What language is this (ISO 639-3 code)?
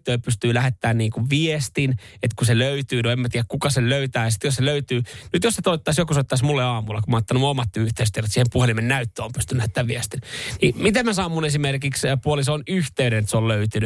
fin